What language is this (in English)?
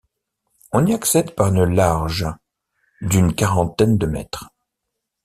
French